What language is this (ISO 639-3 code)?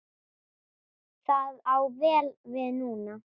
isl